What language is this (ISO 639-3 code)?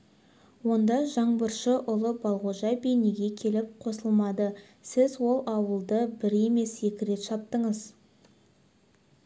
kaz